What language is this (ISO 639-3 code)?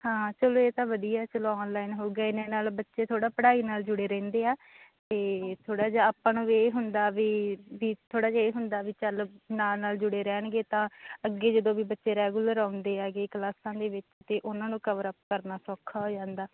pan